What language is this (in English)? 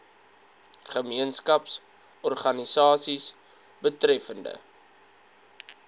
Afrikaans